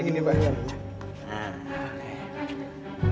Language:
Indonesian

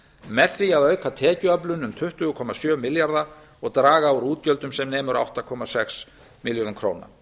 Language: Icelandic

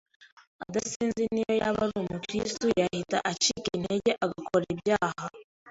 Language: Kinyarwanda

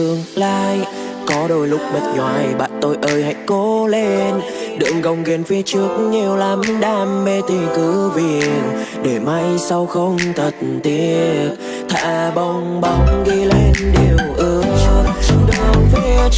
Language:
Vietnamese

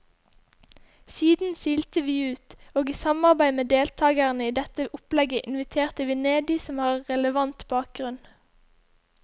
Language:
Norwegian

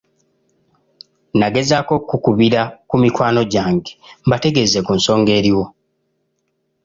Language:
Ganda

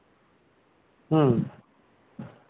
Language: Santali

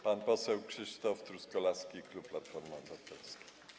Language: Polish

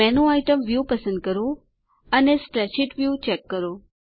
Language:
Gujarati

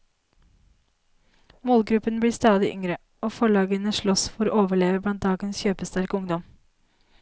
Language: Norwegian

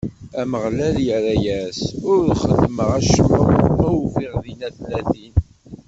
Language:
Kabyle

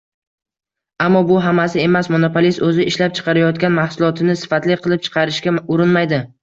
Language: Uzbek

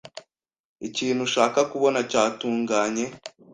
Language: Kinyarwanda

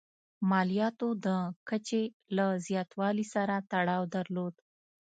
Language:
Pashto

